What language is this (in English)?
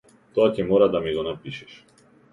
Macedonian